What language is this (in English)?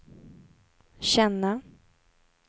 Swedish